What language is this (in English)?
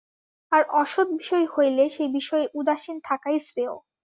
Bangla